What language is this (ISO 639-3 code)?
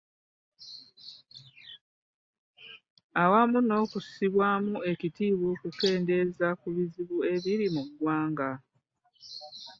lug